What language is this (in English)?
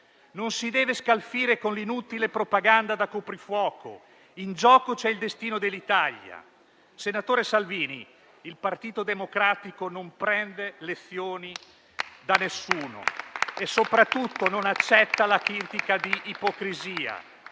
Italian